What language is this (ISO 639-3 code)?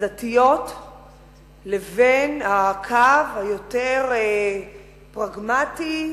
heb